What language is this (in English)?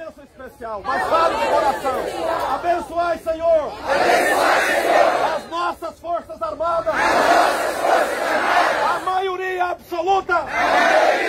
Portuguese